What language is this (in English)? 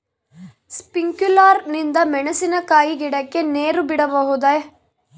Kannada